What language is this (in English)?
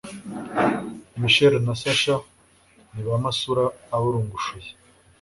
Kinyarwanda